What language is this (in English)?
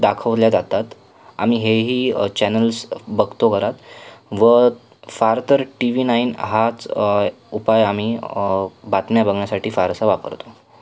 Marathi